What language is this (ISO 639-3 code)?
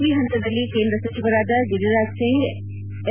kan